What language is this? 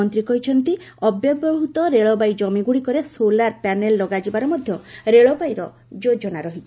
Odia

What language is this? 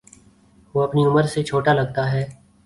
Urdu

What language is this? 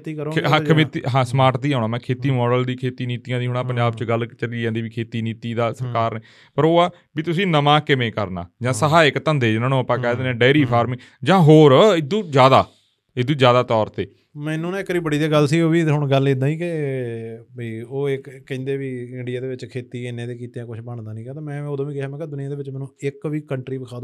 Punjabi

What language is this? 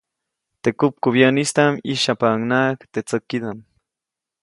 Copainalá Zoque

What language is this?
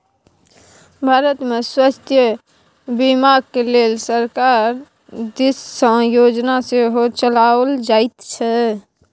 Maithili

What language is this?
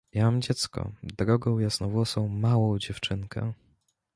Polish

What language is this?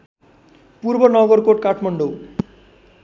Nepali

